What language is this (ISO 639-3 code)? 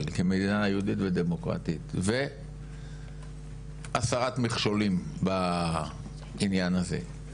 heb